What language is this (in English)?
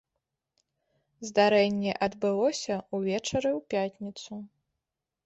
Belarusian